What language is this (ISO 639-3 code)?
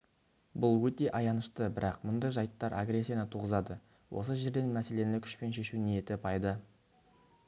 kaz